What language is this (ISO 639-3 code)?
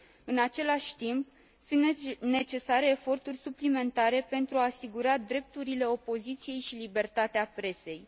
ron